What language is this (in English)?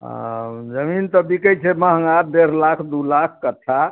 Maithili